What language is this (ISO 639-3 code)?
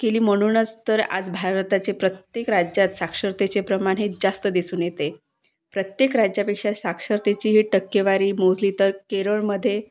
mar